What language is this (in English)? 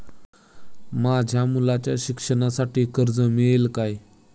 Marathi